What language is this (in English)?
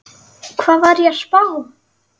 Icelandic